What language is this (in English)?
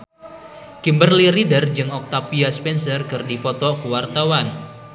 Sundanese